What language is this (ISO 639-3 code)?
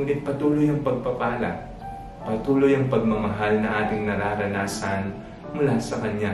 fil